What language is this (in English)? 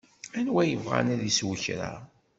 Kabyle